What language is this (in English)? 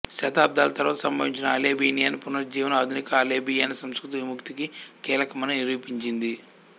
Telugu